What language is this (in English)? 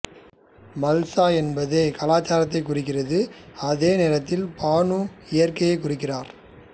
Tamil